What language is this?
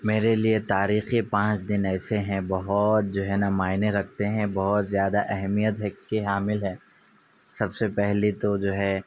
Urdu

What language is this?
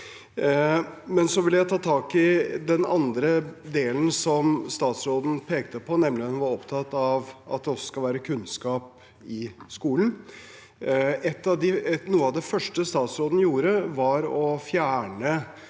Norwegian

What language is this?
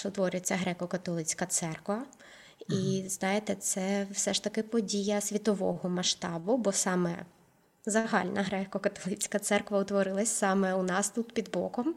Ukrainian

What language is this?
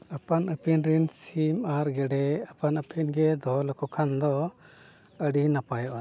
Santali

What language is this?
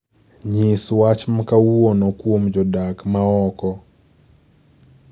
Luo (Kenya and Tanzania)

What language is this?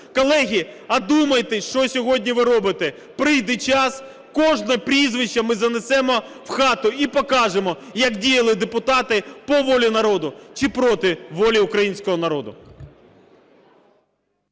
Ukrainian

